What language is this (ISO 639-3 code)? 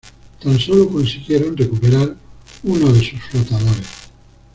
spa